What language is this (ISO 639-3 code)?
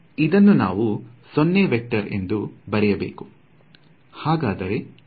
kan